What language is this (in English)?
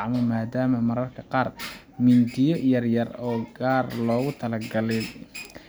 Somali